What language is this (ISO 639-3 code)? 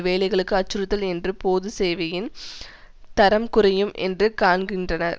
tam